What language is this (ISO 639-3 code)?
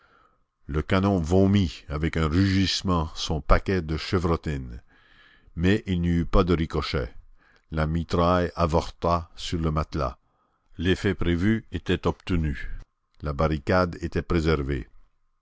fra